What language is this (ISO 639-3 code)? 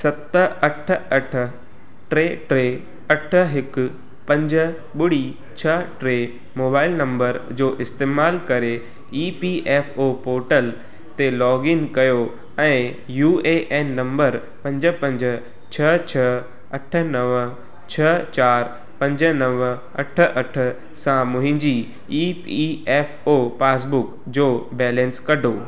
snd